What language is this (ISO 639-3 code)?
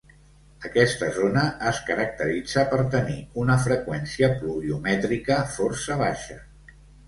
cat